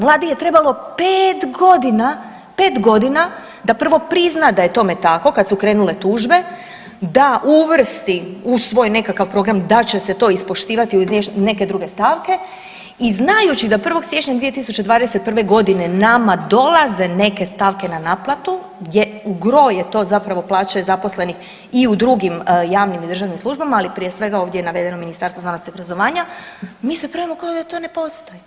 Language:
Croatian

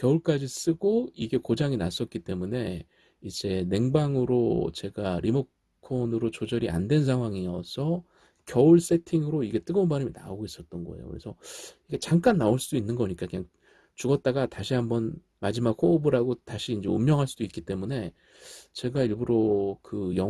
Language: Korean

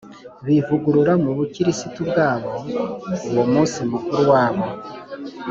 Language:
Kinyarwanda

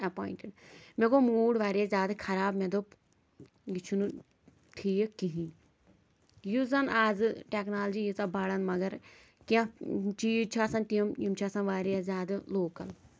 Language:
Kashmiri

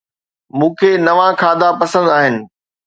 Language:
Sindhi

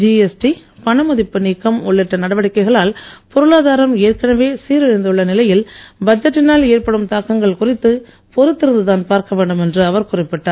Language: Tamil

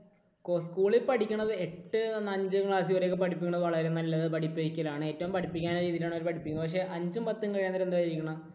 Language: Malayalam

